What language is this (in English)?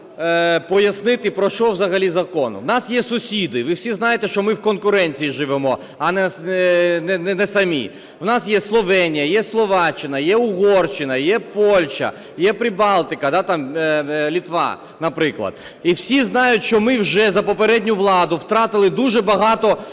Ukrainian